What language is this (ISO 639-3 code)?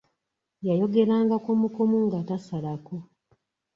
lug